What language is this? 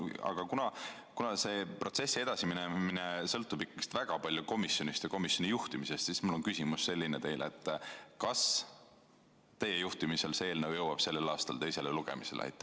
Estonian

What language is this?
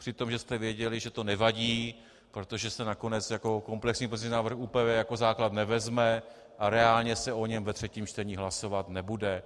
Czech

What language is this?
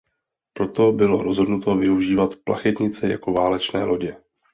Czech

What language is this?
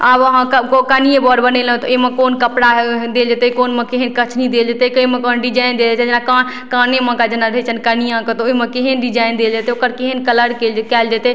Maithili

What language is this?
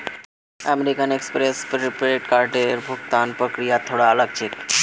Magahi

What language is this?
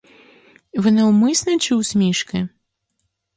Ukrainian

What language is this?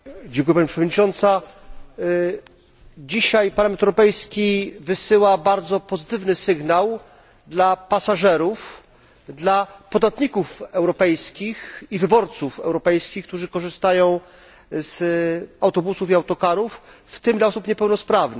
Polish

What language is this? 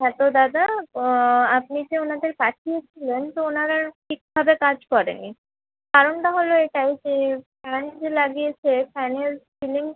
Bangla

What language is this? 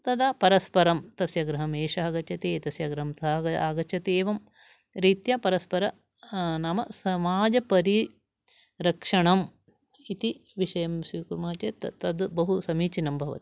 Sanskrit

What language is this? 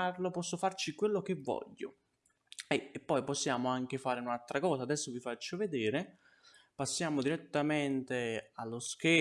Italian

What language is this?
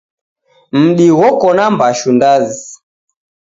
Taita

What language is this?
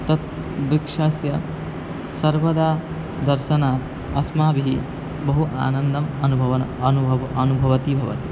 Sanskrit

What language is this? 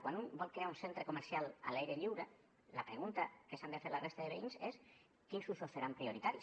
Catalan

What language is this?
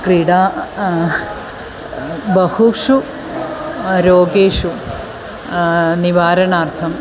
Sanskrit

